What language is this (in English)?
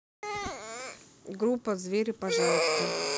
Russian